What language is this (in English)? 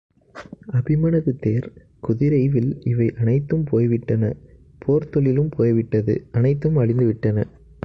Tamil